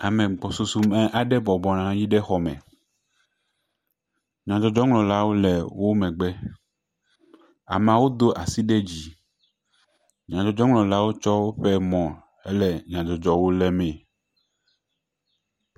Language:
Ewe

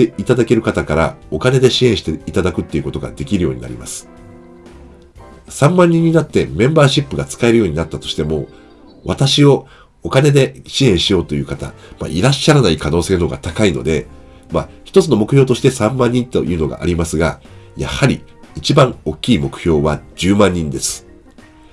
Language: Japanese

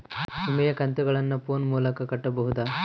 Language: Kannada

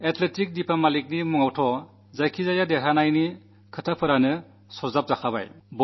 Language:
Malayalam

